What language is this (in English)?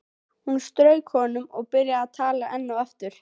Icelandic